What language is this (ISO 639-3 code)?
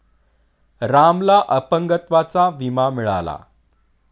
mar